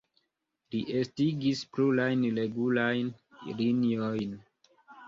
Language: Esperanto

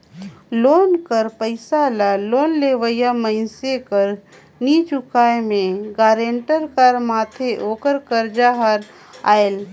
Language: Chhattisgarhi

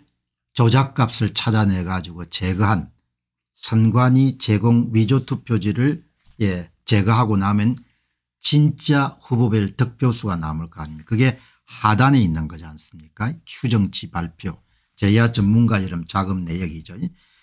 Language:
Korean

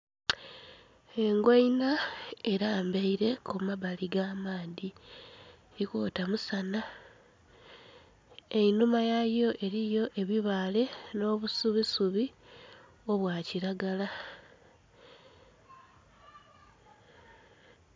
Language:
Soga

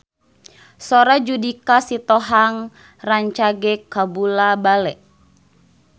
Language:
Sundanese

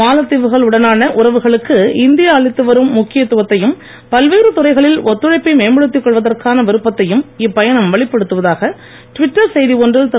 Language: Tamil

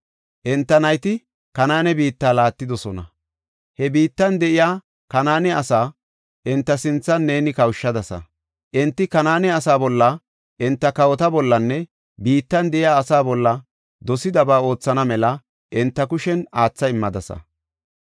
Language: Gofa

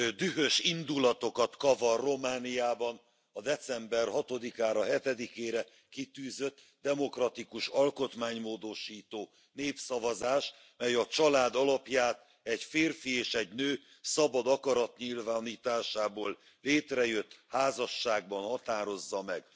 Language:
Hungarian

